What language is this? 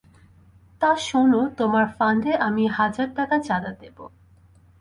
Bangla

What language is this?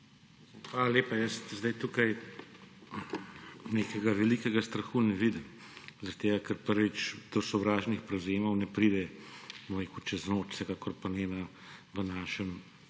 Slovenian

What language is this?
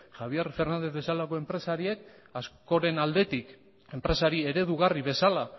Basque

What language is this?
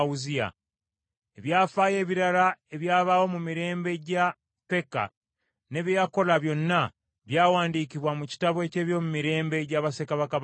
Ganda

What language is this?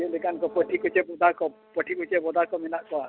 Santali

